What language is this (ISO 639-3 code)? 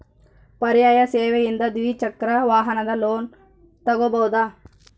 kan